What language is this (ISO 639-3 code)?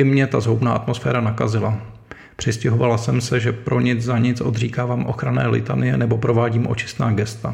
ces